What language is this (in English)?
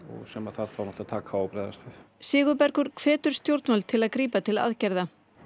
Icelandic